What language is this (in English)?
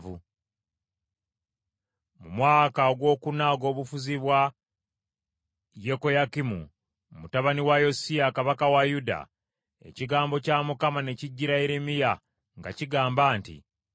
Ganda